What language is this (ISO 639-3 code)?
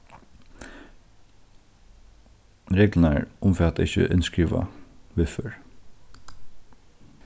fao